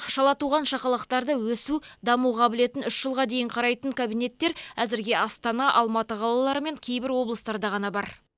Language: Kazakh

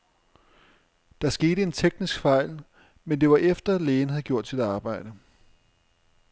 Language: Danish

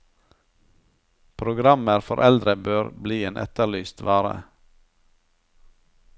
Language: Norwegian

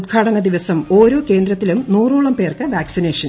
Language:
Malayalam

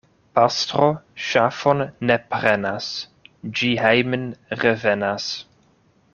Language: Esperanto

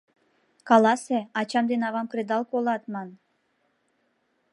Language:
Mari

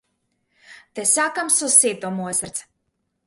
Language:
Macedonian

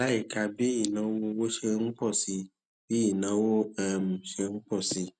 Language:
Yoruba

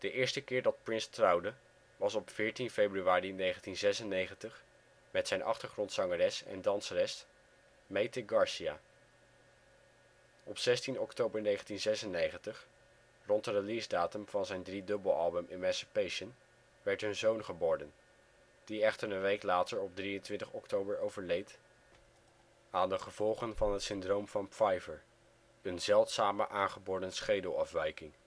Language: Dutch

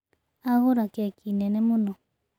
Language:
Kikuyu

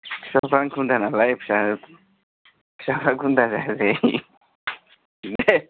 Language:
Bodo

